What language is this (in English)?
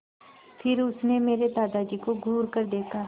Hindi